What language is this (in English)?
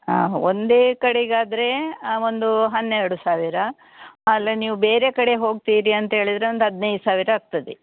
Kannada